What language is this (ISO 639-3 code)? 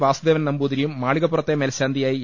mal